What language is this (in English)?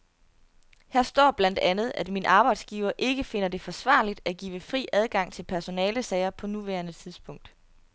Danish